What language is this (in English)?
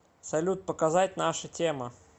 Russian